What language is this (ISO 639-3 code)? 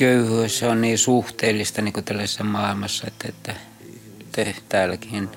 fin